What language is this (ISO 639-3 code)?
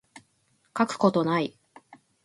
jpn